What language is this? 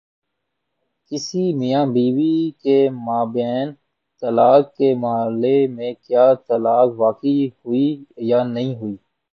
Urdu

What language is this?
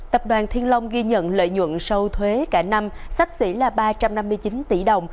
Vietnamese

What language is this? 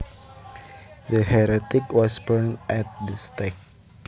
Javanese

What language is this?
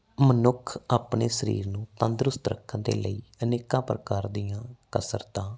Punjabi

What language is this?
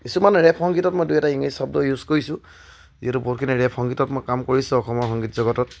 Assamese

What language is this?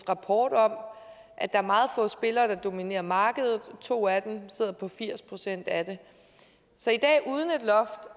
Danish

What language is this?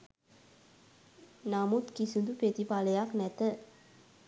Sinhala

